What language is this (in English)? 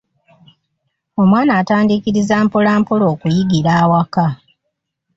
Ganda